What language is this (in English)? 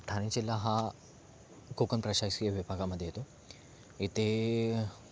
Marathi